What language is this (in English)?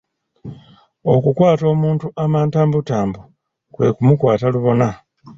Ganda